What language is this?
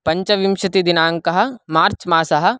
Sanskrit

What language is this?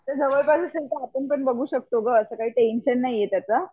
Marathi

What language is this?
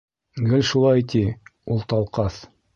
Bashkir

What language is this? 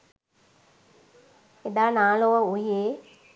Sinhala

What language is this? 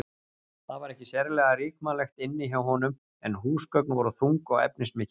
Icelandic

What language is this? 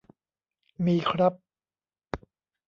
Thai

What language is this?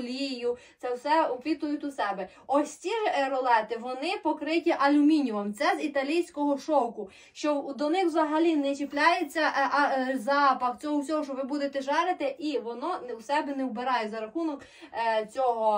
Ukrainian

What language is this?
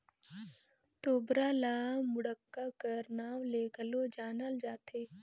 Chhattisgarhi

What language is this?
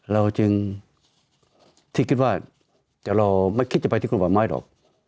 Thai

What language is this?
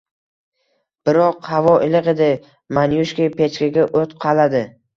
Uzbek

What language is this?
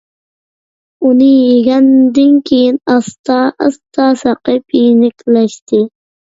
Uyghur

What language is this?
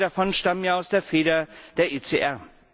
German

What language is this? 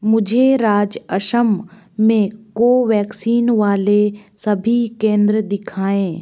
Hindi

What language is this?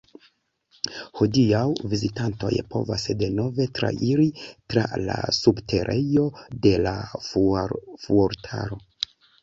Esperanto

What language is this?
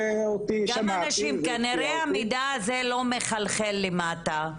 Hebrew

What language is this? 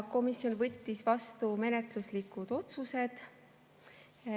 Estonian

